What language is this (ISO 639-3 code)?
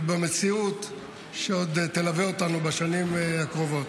heb